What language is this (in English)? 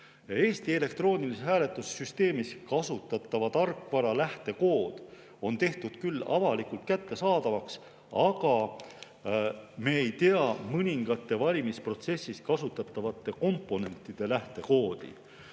Estonian